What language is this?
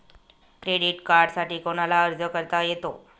Marathi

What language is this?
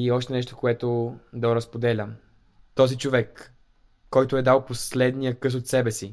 Bulgarian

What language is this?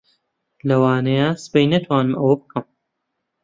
Central Kurdish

